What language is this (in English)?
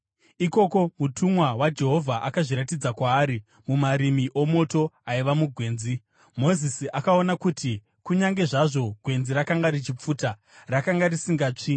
Shona